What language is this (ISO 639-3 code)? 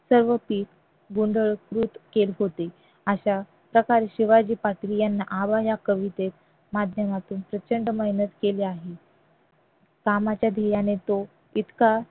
mar